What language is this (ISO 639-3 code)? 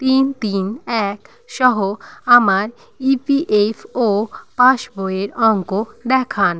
ben